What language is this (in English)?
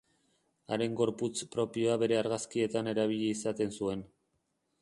Basque